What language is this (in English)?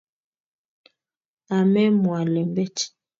Kalenjin